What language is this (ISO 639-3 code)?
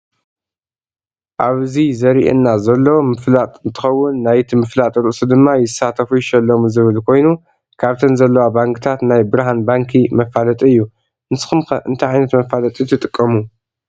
tir